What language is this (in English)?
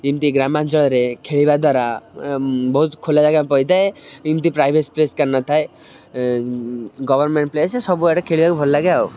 Odia